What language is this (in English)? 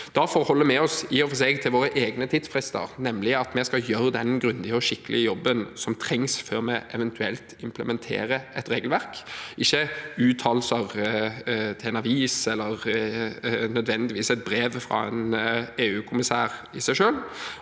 Norwegian